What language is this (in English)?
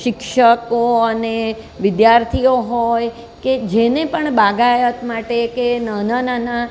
Gujarati